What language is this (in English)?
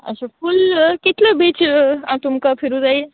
Konkani